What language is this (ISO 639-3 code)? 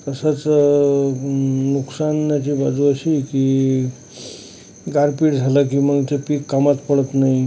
mar